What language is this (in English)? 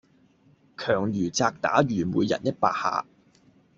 Cantonese